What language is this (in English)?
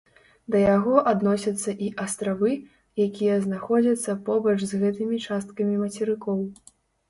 Belarusian